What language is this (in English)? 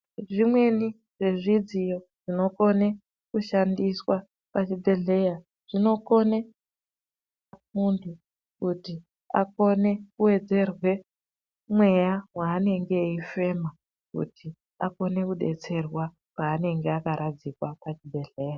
Ndau